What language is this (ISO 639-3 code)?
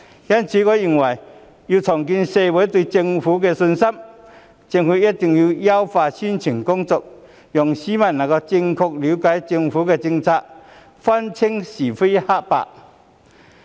yue